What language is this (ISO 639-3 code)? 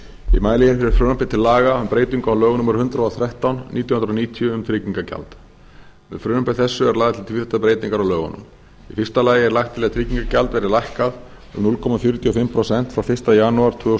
isl